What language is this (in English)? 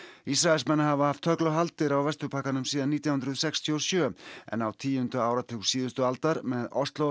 Icelandic